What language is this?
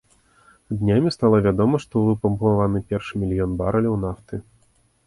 Belarusian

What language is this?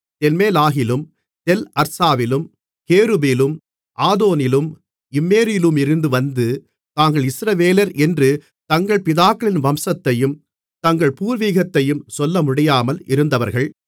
Tamil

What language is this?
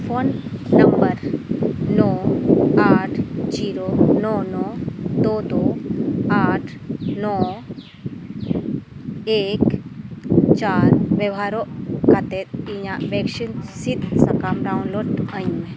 Santali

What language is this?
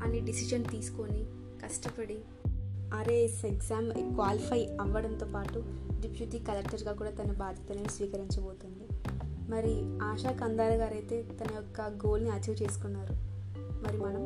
Telugu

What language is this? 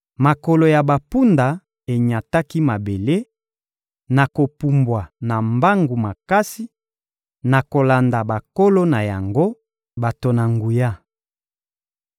Lingala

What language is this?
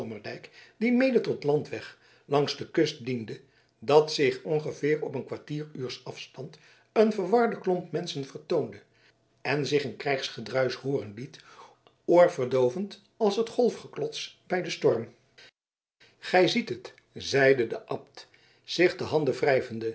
Dutch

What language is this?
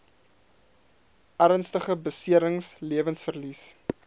Afrikaans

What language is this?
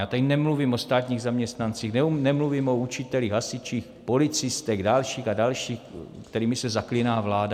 Czech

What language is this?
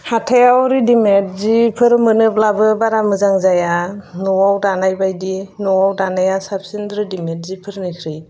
Bodo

